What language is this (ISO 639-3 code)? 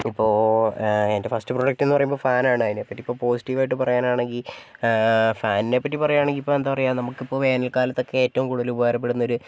mal